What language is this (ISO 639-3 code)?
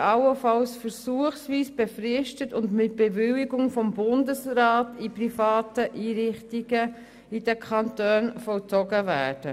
gsw